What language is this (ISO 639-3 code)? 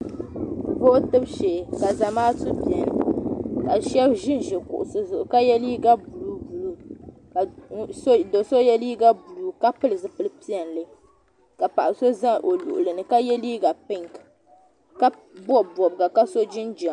dag